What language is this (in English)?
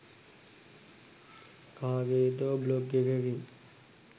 Sinhala